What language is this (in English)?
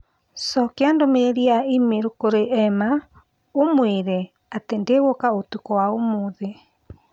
Kikuyu